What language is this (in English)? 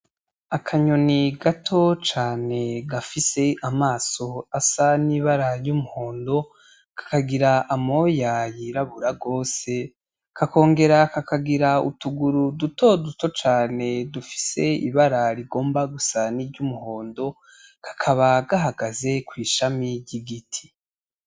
Rundi